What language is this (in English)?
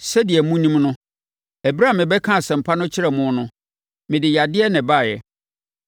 Akan